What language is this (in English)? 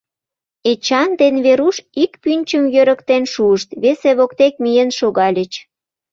Mari